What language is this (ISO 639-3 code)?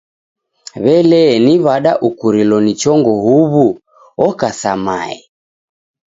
dav